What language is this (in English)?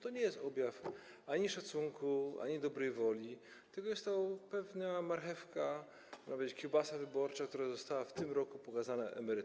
Polish